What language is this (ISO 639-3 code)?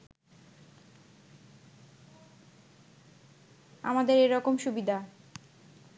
ben